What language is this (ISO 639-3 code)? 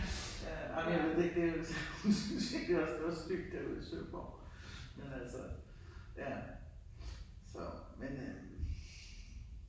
dan